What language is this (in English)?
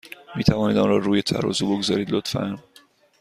Persian